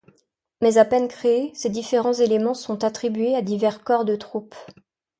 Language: French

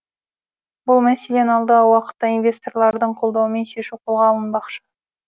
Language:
Kazakh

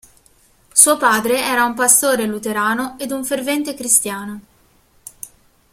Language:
Italian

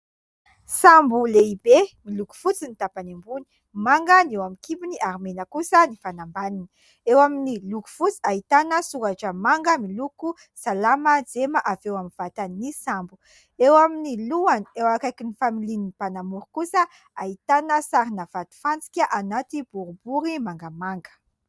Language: Malagasy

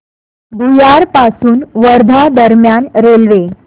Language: Marathi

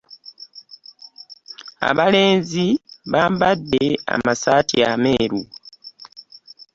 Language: Ganda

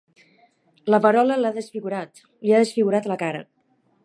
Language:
Catalan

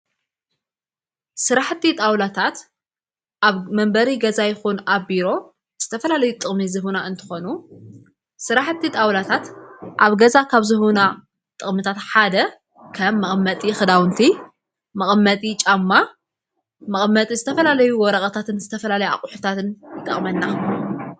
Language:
Tigrinya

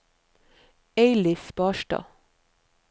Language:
Norwegian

